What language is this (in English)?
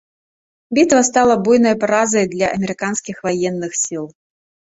Belarusian